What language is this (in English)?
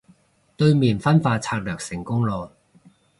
Cantonese